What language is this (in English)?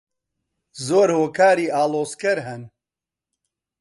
Central Kurdish